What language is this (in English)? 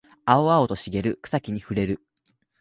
Japanese